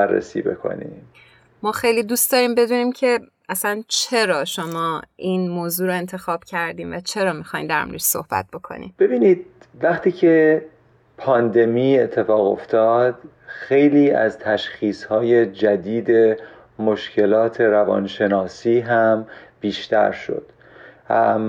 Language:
Persian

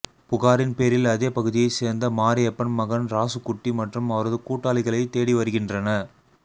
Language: Tamil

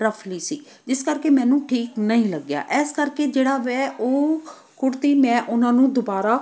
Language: Punjabi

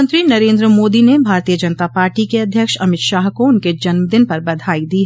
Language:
Hindi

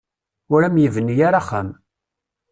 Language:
Kabyle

